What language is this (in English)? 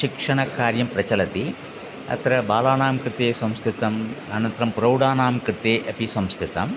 Sanskrit